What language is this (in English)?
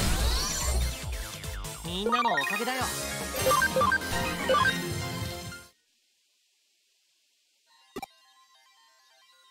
Thai